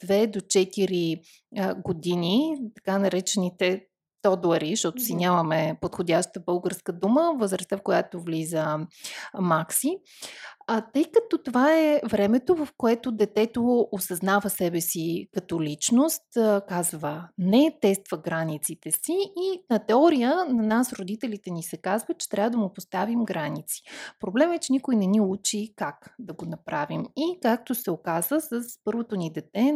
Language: Bulgarian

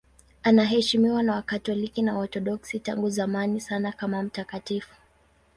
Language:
Swahili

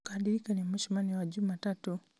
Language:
Kikuyu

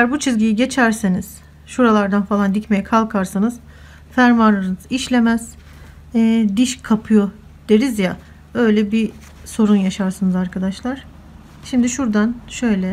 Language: Turkish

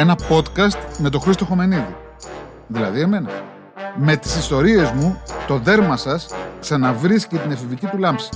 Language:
Greek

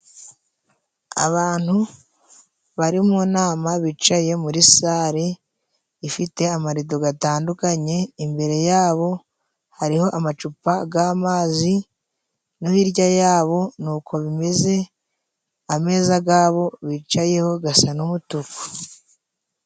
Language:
Kinyarwanda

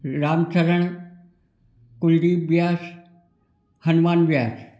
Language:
Hindi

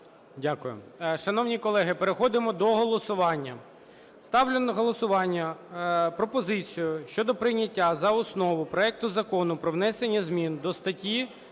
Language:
Ukrainian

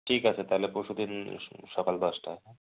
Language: Bangla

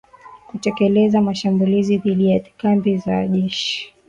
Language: Swahili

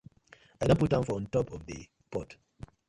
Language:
Nigerian Pidgin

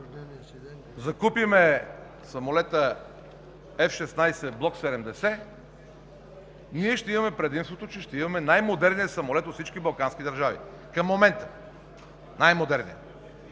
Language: Bulgarian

